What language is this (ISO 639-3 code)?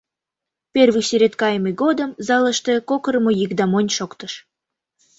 chm